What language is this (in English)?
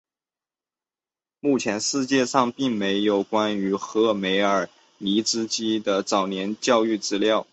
Chinese